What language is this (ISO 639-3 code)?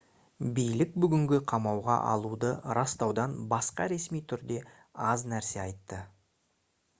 kaz